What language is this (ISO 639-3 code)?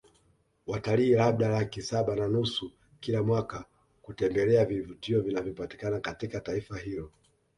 swa